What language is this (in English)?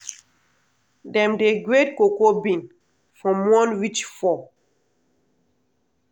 Nigerian Pidgin